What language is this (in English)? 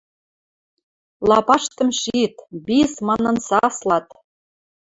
Western Mari